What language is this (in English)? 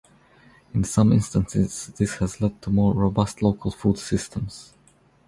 English